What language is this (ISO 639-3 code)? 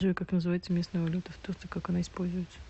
rus